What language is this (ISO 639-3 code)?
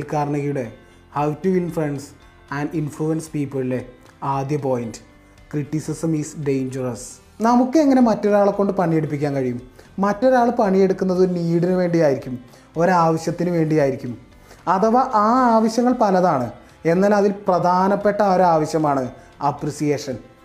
mal